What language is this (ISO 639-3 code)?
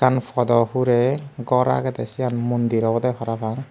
ccp